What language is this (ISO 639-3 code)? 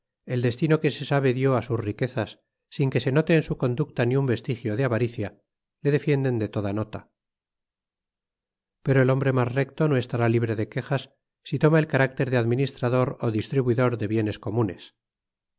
spa